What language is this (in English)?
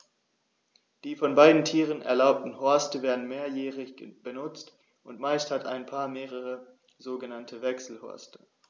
German